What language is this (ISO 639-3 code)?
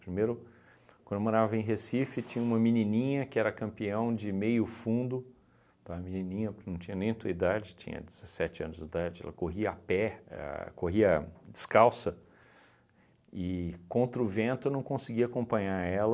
por